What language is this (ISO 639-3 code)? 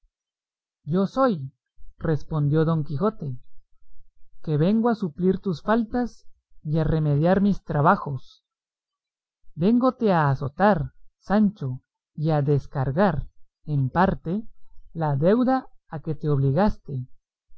spa